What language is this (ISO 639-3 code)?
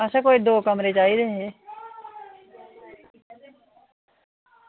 doi